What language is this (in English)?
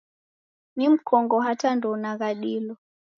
Taita